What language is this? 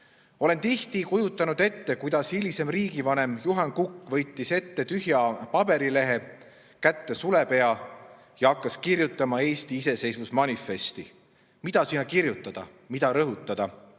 Estonian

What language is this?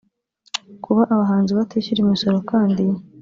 Kinyarwanda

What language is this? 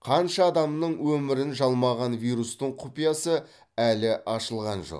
Kazakh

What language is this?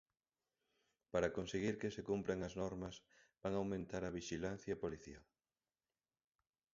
Galician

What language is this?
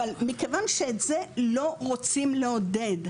Hebrew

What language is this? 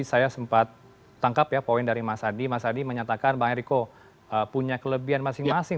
Indonesian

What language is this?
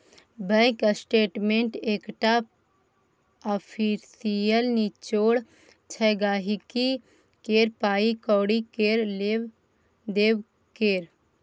Maithili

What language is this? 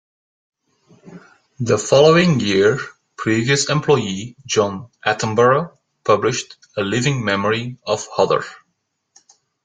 English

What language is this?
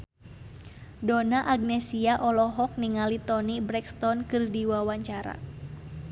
Sundanese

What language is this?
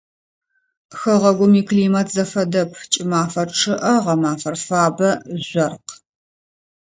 Adyghe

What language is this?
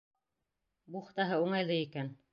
Bashkir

